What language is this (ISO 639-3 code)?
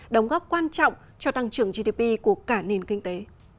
vie